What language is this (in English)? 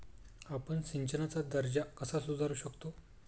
Marathi